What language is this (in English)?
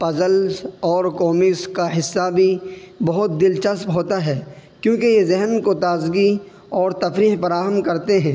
Urdu